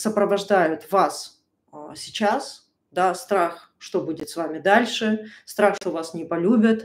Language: Russian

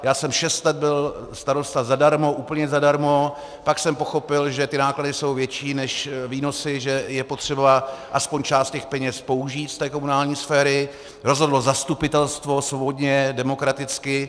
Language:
Czech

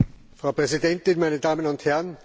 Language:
German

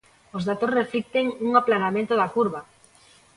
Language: Galician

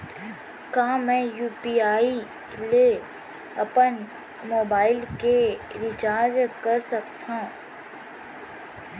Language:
Chhattisgarhi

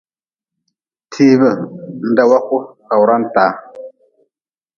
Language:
Nawdm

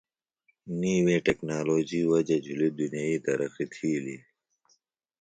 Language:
Phalura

